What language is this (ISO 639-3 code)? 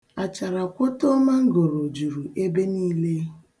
ibo